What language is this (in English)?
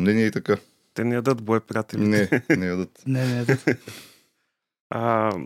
Bulgarian